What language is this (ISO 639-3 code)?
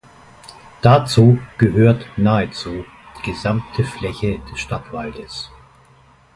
deu